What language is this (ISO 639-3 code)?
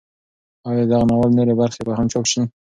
pus